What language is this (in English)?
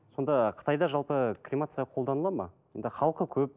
Kazakh